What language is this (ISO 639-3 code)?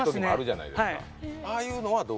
jpn